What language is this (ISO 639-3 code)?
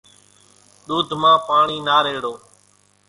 gjk